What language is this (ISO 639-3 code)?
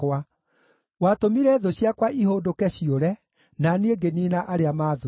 kik